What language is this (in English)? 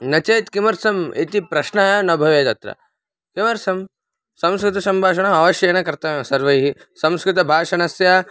Sanskrit